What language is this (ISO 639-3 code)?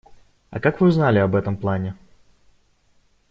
rus